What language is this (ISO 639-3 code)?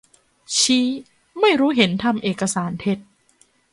tha